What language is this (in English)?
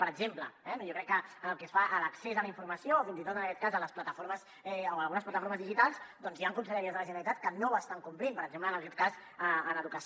Catalan